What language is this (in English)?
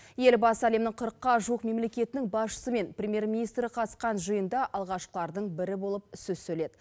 Kazakh